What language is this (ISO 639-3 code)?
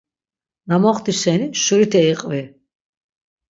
lzz